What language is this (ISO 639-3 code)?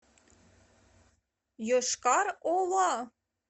rus